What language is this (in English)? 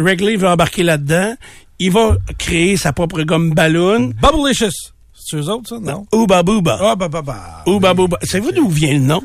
French